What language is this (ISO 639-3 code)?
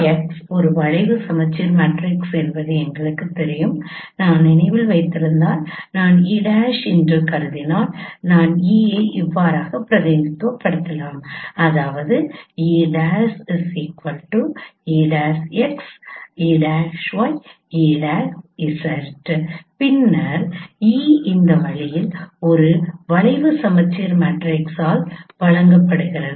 tam